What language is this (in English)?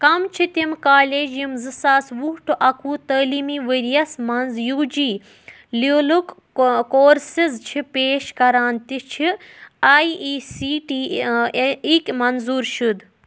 Kashmiri